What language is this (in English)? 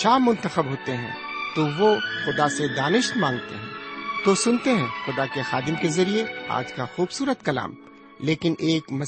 Urdu